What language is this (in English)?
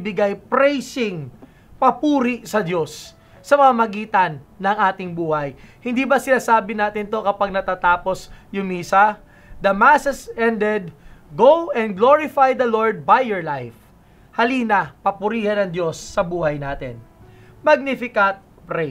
Filipino